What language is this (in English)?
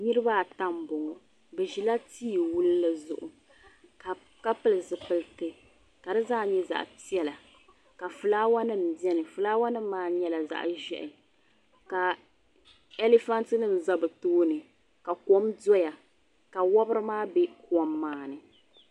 Dagbani